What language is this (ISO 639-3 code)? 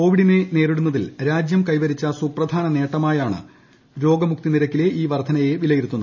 mal